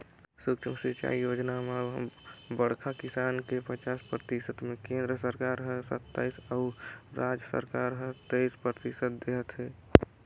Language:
Chhattisgarhi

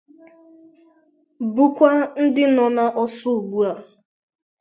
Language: Igbo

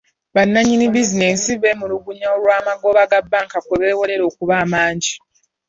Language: Ganda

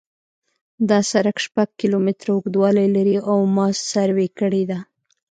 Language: Pashto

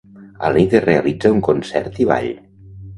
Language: Catalan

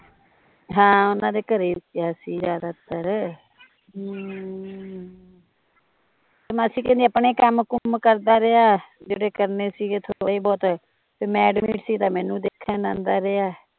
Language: Punjabi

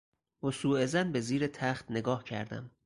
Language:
Persian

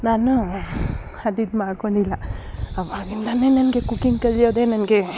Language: Kannada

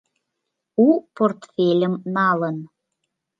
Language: Mari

